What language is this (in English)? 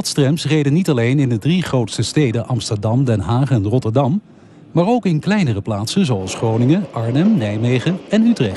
Dutch